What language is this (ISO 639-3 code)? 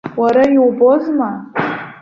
abk